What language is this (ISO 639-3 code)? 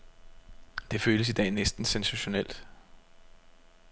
dan